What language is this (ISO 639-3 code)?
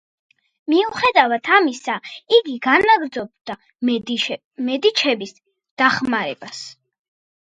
kat